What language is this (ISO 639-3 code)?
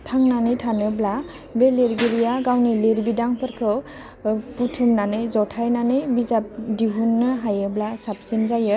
brx